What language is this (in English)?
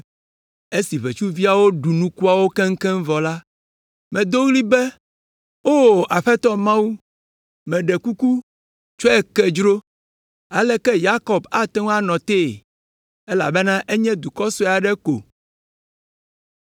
Ewe